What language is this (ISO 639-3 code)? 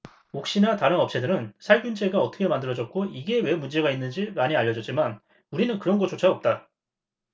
kor